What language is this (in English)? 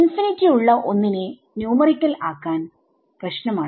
Malayalam